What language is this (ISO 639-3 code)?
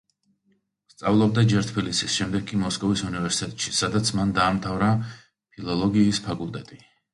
kat